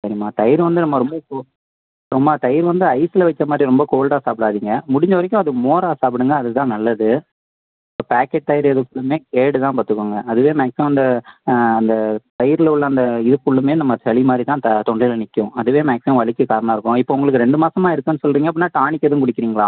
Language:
Tamil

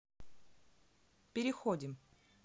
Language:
Russian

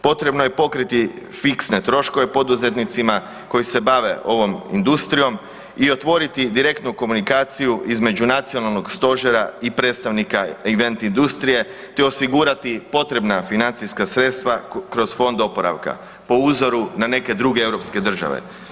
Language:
Croatian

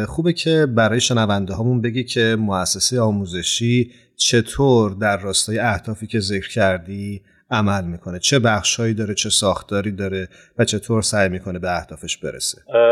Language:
Persian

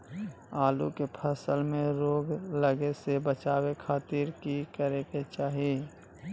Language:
Magahi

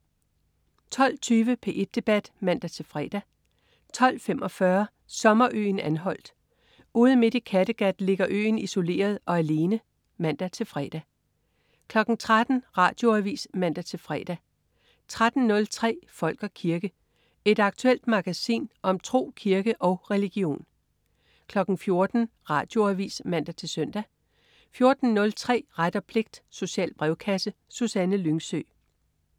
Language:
Danish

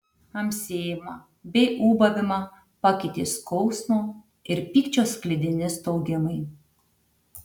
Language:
Lithuanian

